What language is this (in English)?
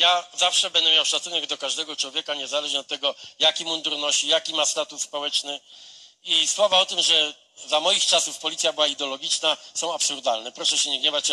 Polish